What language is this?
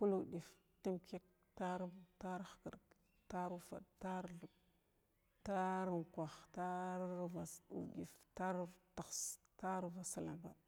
Glavda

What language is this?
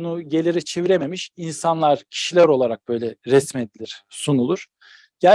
Turkish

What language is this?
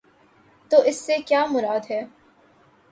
Urdu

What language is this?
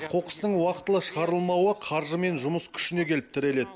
Kazakh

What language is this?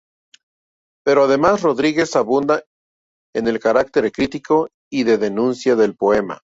Spanish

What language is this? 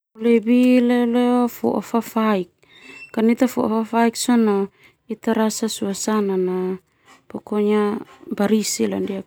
Termanu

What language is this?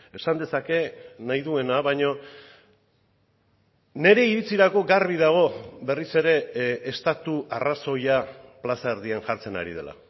Basque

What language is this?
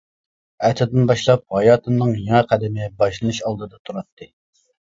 Uyghur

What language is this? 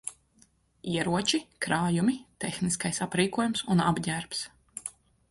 Latvian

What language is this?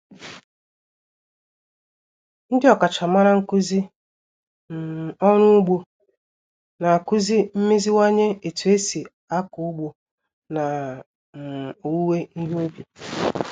Igbo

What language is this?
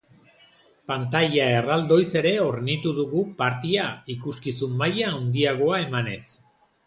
Basque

